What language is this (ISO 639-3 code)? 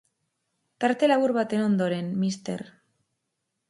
eus